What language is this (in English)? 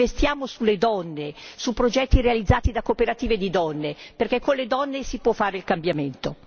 Italian